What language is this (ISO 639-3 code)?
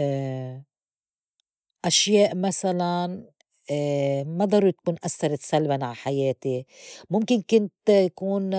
apc